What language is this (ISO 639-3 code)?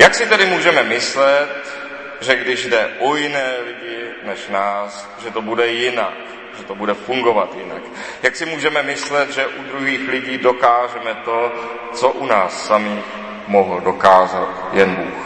ces